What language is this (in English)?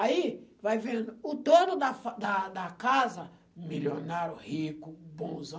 Portuguese